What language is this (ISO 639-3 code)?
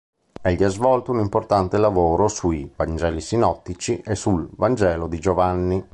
ita